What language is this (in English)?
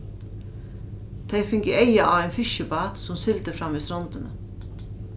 Faroese